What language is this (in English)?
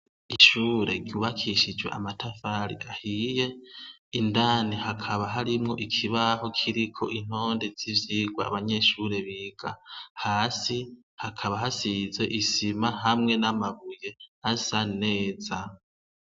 Rundi